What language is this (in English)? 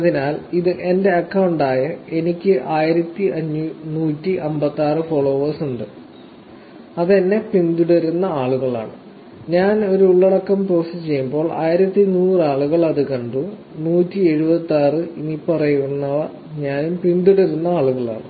Malayalam